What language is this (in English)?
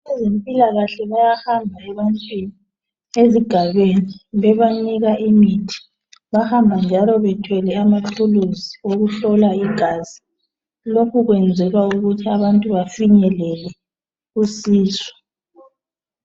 North Ndebele